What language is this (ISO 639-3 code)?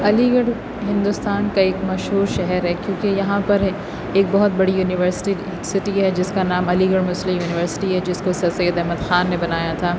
urd